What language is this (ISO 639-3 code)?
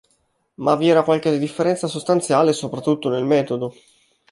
ita